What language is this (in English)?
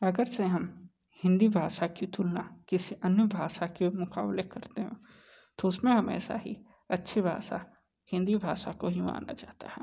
Hindi